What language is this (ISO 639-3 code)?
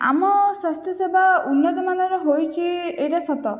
ori